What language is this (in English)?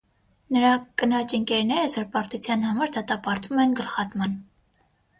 Armenian